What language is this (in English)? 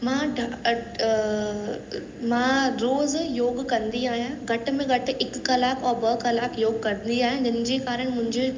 Sindhi